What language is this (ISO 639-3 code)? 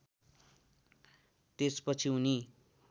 nep